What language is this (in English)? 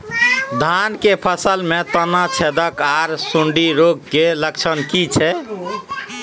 Maithili